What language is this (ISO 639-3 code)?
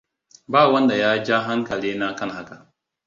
hau